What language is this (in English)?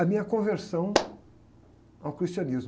Portuguese